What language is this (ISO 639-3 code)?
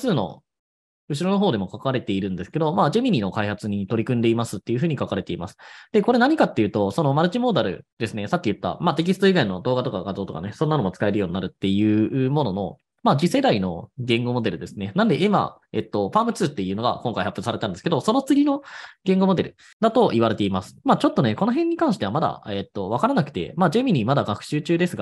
jpn